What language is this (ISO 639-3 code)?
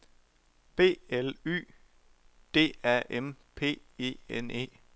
dan